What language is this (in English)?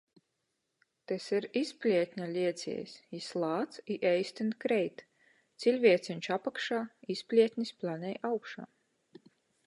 Latgalian